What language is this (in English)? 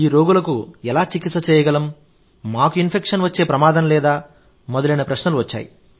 Telugu